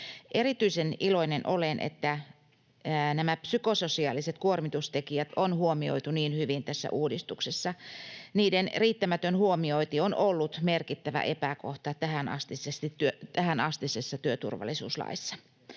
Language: Finnish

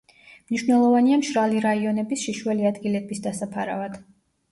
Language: Georgian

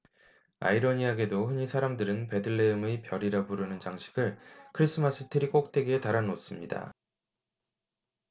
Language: Korean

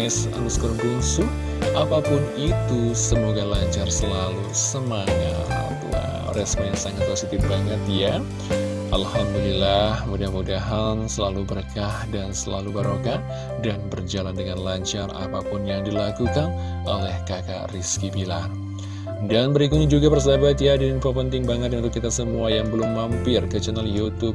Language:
Indonesian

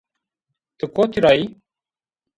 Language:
Zaza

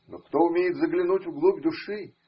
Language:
Russian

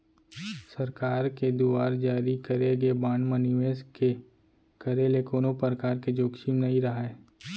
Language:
Chhattisgarhi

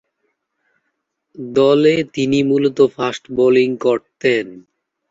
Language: Bangla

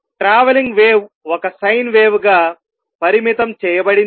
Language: Telugu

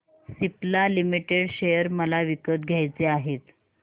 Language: Marathi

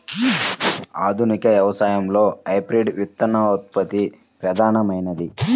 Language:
Telugu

